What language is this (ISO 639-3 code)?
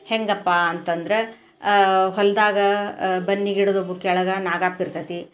kan